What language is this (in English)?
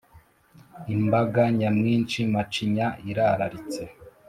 Kinyarwanda